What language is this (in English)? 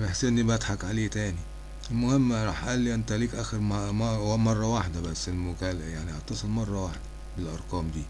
Arabic